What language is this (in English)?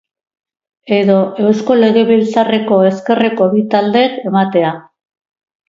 Basque